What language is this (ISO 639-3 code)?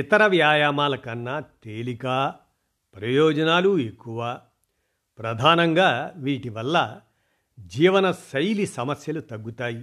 tel